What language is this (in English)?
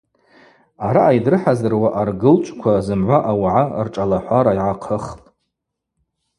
Abaza